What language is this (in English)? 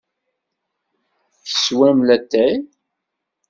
Kabyle